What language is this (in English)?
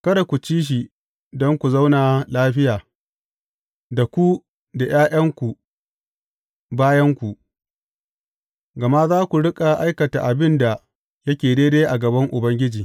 Hausa